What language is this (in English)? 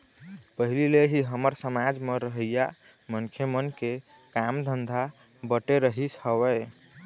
Chhattisgarhi